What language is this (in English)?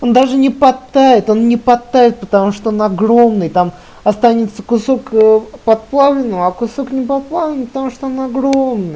Russian